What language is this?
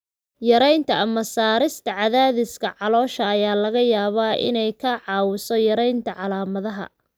Somali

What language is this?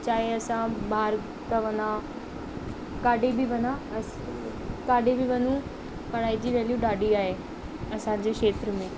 Sindhi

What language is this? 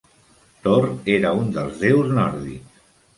Catalan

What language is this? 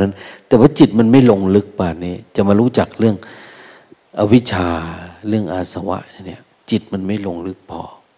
Thai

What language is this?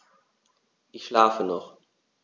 German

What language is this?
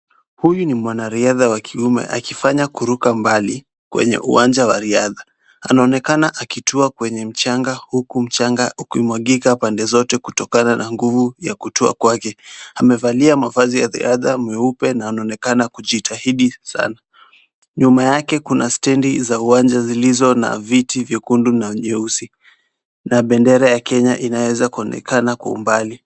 Swahili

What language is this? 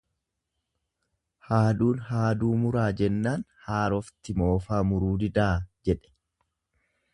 Oromo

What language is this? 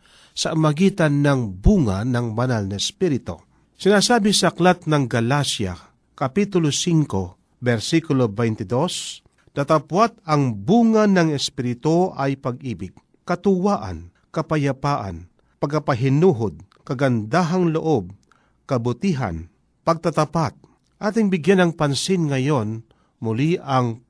Filipino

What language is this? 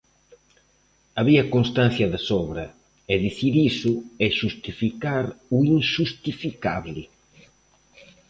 Galician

